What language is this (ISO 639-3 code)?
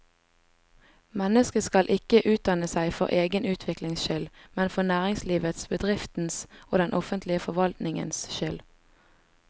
nor